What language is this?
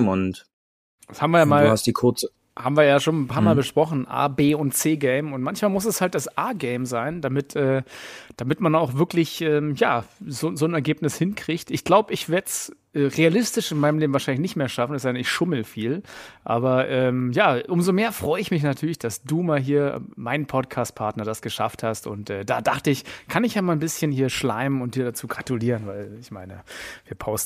German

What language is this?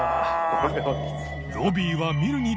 Japanese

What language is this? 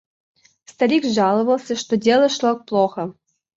Russian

